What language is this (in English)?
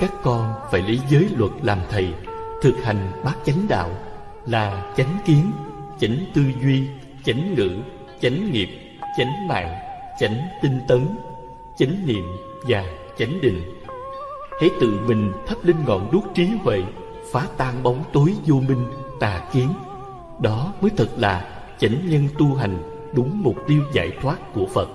Vietnamese